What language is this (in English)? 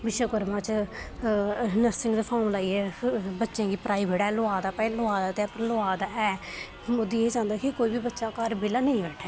Dogri